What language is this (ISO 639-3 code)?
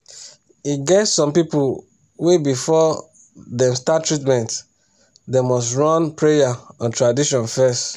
pcm